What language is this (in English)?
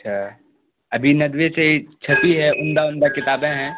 Urdu